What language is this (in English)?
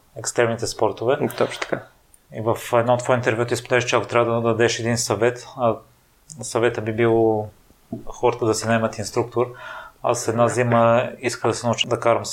Bulgarian